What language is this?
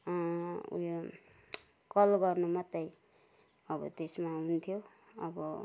Nepali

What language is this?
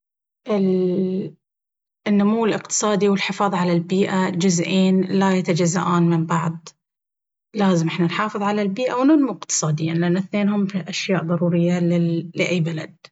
Baharna Arabic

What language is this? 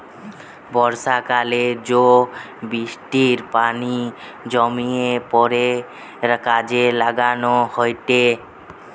Bangla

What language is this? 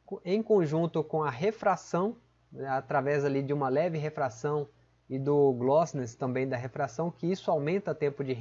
Portuguese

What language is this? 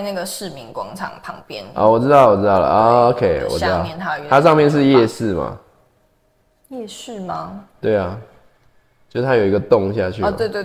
Chinese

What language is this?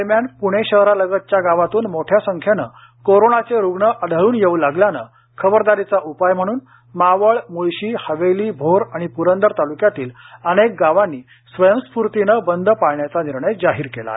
Marathi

